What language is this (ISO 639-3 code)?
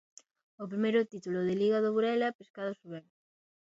glg